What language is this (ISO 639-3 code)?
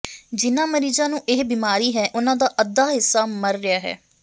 pan